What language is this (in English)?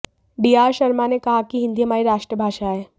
Hindi